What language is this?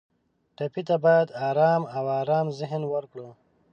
Pashto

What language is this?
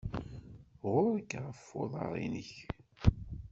Kabyle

